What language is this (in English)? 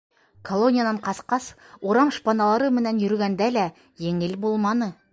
Bashkir